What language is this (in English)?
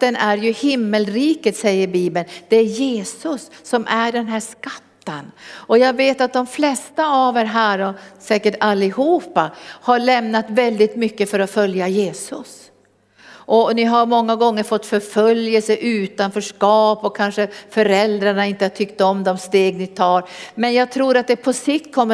Swedish